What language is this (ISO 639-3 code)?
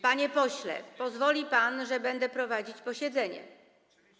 pol